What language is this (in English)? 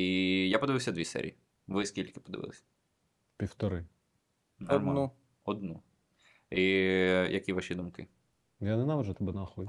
Ukrainian